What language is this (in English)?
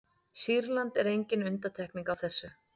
Icelandic